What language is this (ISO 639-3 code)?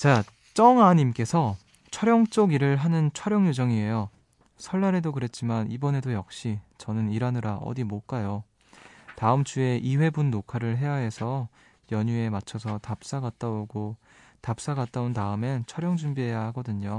kor